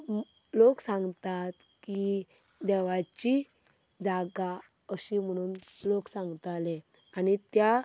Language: Konkani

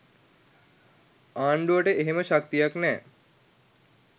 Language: Sinhala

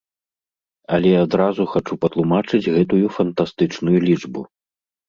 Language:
Belarusian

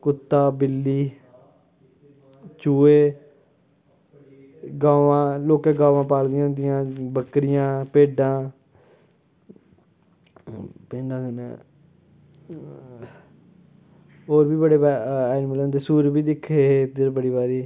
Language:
Dogri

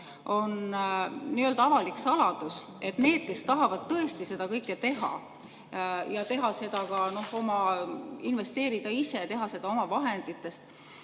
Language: Estonian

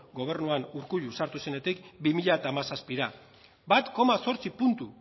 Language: Basque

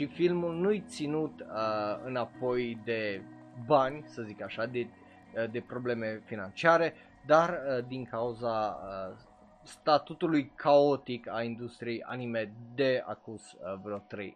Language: Romanian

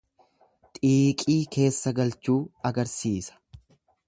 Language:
Oromo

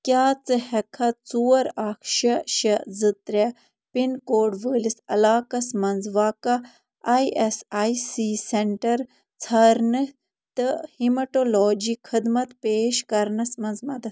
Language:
Kashmiri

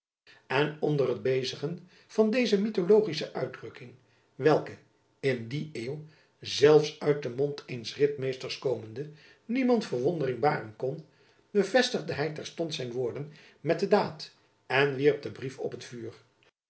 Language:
Dutch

